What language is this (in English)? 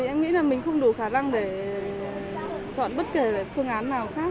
Vietnamese